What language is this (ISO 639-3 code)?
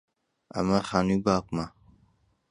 ckb